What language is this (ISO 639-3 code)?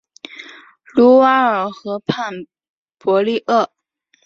zho